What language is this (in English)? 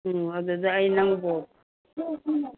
Manipuri